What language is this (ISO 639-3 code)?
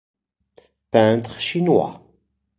fra